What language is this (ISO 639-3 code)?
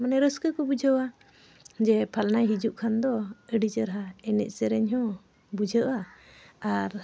sat